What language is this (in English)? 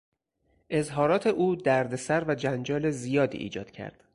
Persian